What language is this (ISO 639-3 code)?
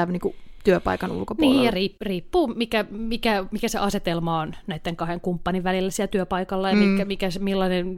fin